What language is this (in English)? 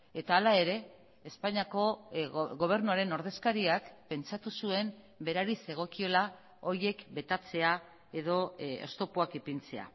Basque